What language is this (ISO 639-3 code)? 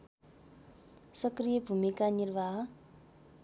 nep